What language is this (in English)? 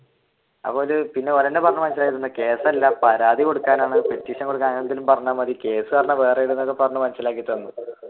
Malayalam